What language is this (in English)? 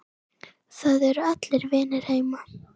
Icelandic